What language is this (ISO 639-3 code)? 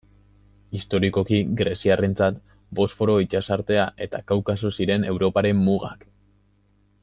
eus